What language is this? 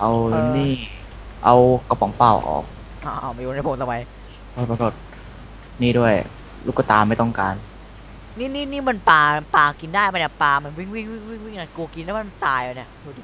Thai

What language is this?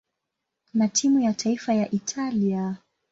Swahili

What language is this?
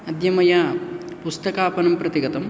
Sanskrit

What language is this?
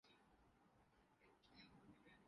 Urdu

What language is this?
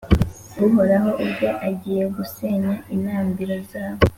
Kinyarwanda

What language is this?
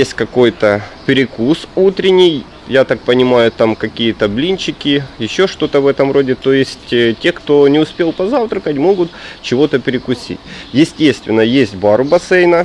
Russian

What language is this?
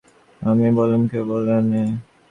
Bangla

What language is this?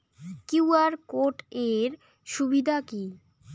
Bangla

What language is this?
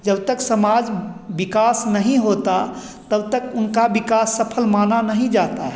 Hindi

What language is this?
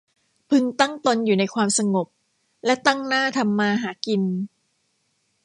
Thai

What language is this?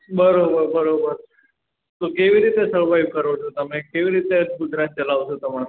Gujarati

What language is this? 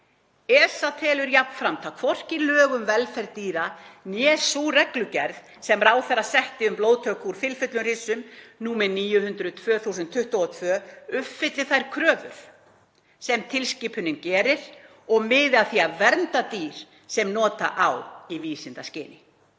Icelandic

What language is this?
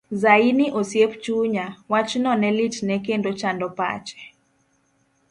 Luo (Kenya and Tanzania)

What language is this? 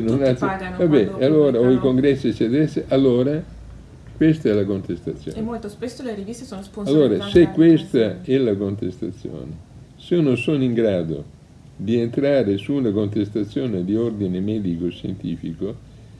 Italian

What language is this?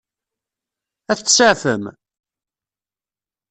Kabyle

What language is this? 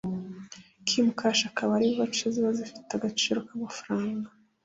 Kinyarwanda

